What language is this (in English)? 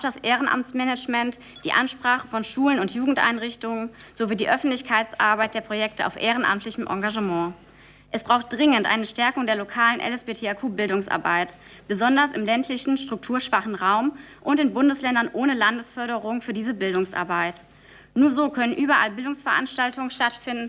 German